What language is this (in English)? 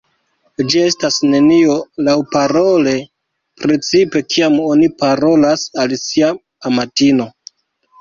Esperanto